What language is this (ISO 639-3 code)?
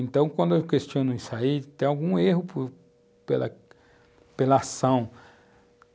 por